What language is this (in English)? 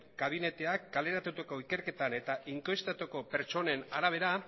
Basque